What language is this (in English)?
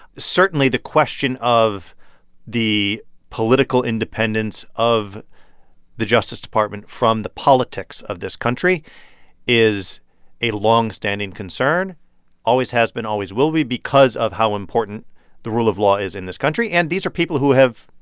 English